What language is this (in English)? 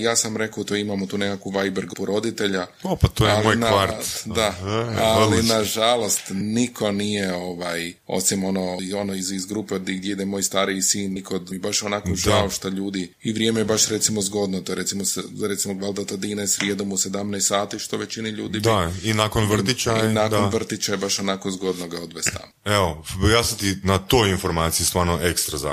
Croatian